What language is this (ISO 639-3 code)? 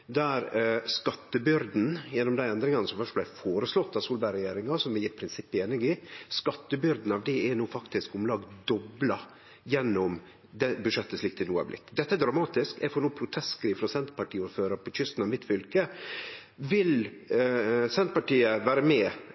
nno